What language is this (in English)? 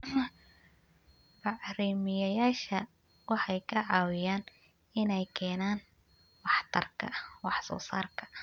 Somali